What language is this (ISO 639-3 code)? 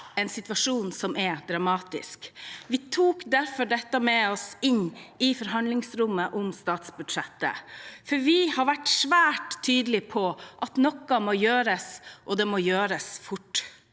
nor